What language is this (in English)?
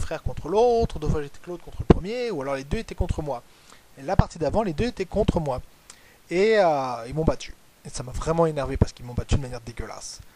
French